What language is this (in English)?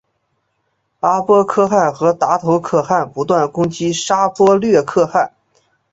Chinese